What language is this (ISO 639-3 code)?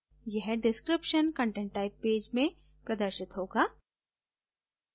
hin